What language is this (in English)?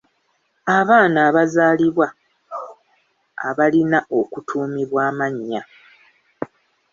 Ganda